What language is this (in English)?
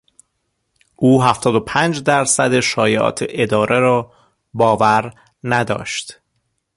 Persian